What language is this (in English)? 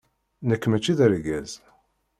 Kabyle